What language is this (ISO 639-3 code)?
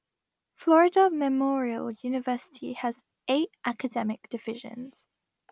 eng